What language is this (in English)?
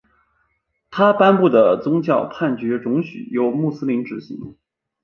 Chinese